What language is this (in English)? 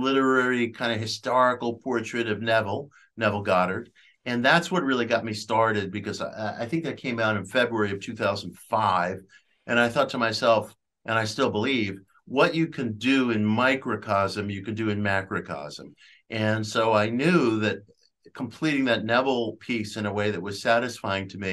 English